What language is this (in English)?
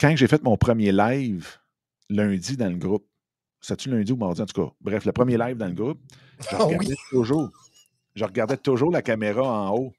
French